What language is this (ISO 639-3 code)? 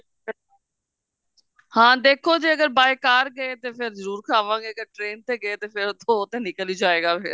pan